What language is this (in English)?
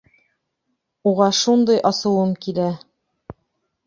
Bashkir